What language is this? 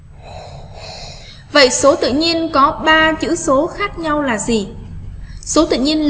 Vietnamese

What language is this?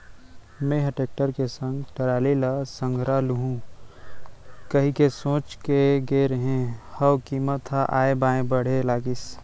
Chhattisgarhi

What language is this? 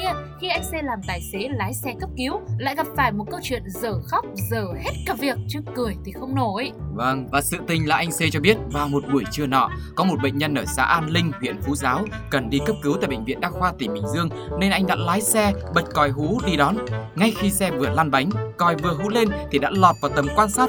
Vietnamese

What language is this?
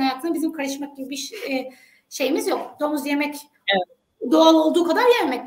Turkish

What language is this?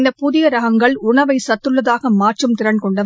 Tamil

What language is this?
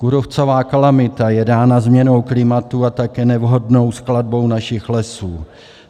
Czech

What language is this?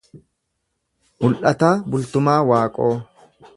Oromo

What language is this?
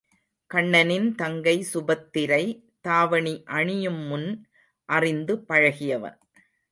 Tamil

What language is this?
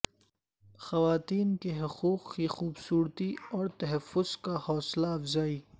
Urdu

